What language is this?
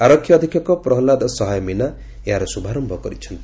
Odia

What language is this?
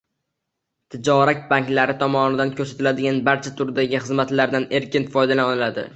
Uzbek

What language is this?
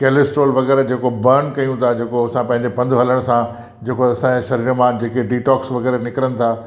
Sindhi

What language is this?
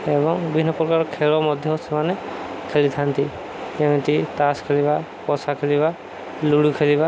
Odia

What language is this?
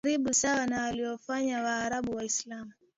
Swahili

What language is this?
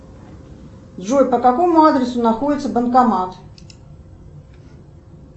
Russian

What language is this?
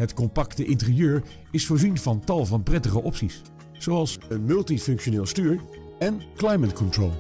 Dutch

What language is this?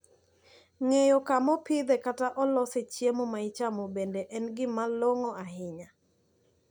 Luo (Kenya and Tanzania)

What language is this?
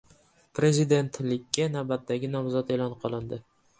Uzbek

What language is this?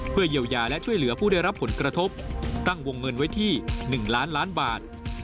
Thai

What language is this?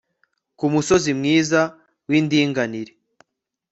Kinyarwanda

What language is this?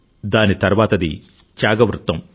Telugu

